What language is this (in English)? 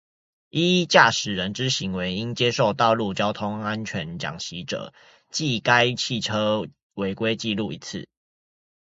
Chinese